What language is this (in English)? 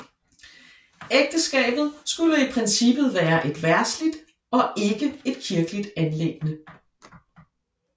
Danish